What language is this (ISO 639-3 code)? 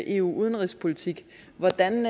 dan